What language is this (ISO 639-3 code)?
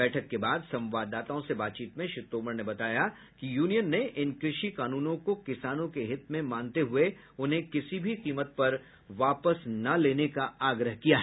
hin